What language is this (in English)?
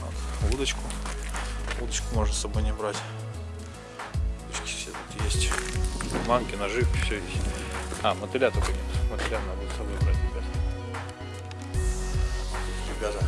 Russian